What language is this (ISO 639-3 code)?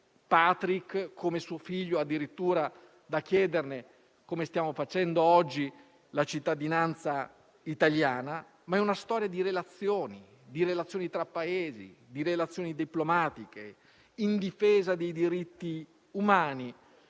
ita